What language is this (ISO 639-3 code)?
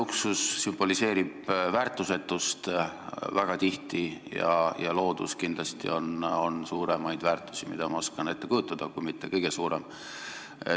est